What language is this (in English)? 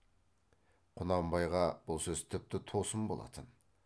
Kazakh